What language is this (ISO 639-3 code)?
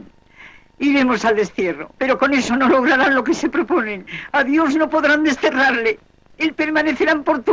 spa